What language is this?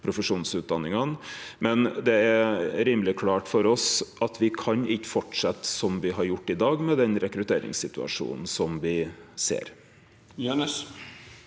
Norwegian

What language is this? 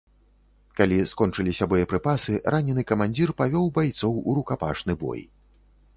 Belarusian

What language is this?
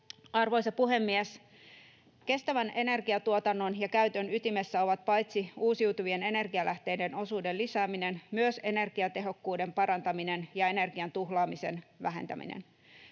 Finnish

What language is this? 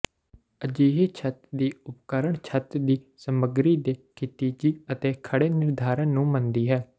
Punjabi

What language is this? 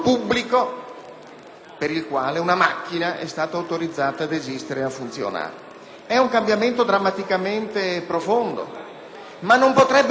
Italian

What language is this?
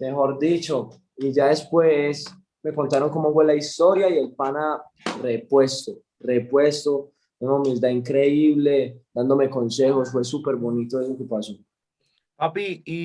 Spanish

